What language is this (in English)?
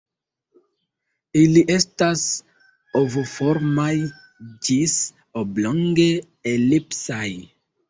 Esperanto